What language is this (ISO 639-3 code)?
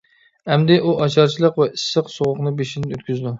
uig